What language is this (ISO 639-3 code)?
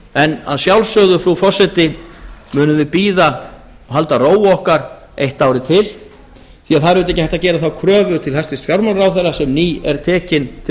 isl